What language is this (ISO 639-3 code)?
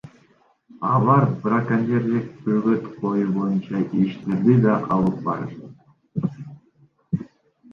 kir